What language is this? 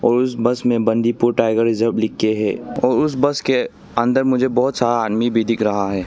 Hindi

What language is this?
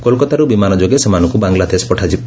Odia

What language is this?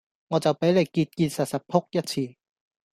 Cantonese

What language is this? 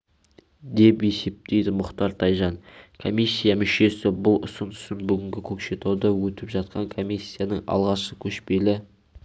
Kazakh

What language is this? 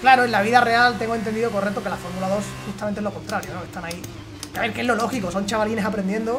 Spanish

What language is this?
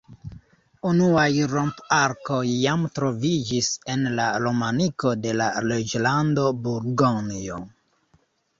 Esperanto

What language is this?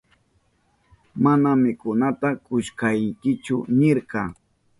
Southern Pastaza Quechua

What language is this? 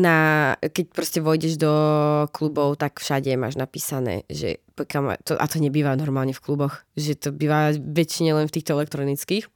Czech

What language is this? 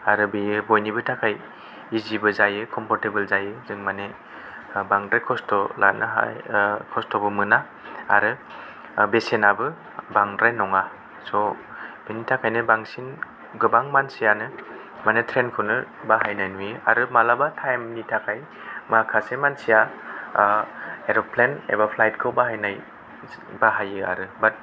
Bodo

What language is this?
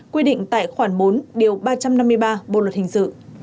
Vietnamese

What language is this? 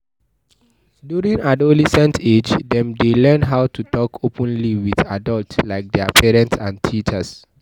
Nigerian Pidgin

